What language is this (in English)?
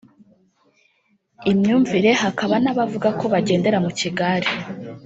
Kinyarwanda